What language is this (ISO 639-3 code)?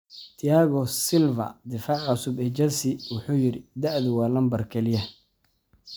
som